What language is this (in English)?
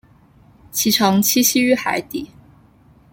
Chinese